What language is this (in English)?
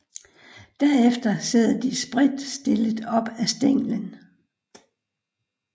Danish